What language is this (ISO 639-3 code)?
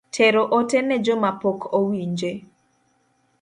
luo